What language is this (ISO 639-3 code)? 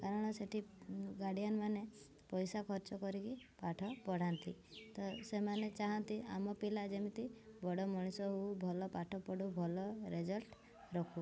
ori